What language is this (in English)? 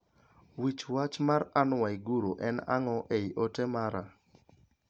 Luo (Kenya and Tanzania)